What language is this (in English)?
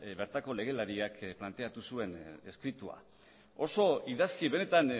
Basque